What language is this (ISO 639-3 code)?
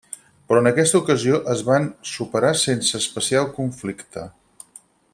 cat